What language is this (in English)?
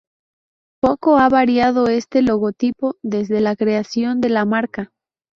Spanish